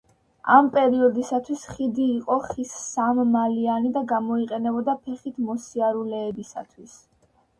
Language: Georgian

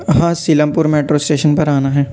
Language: Urdu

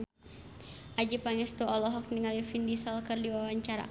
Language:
Sundanese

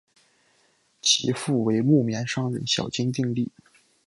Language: Chinese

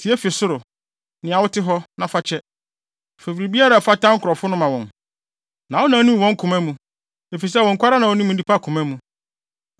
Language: Akan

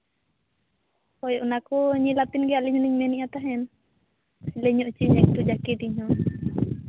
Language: Santali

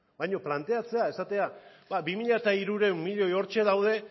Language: Basque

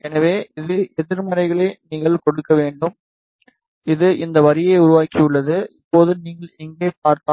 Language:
Tamil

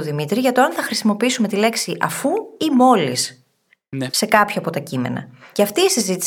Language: Greek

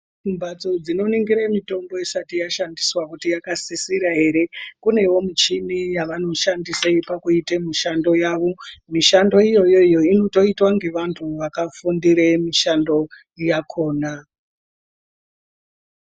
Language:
Ndau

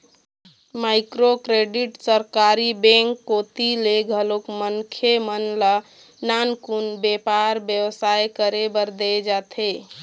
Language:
Chhattisgarhi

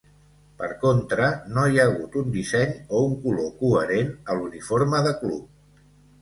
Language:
Catalan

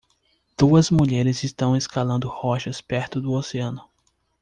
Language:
Portuguese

